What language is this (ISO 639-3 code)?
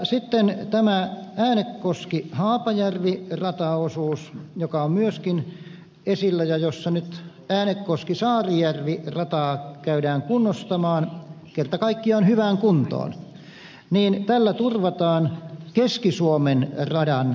fin